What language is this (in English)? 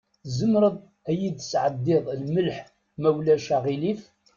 Kabyle